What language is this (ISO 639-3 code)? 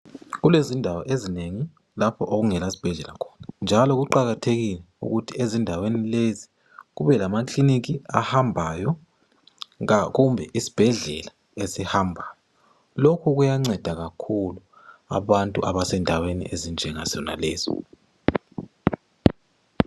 nde